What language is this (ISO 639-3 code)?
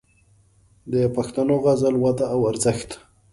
pus